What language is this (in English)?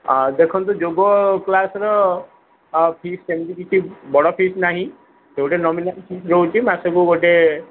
Odia